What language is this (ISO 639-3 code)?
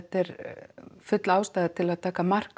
isl